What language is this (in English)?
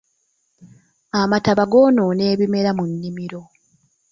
Ganda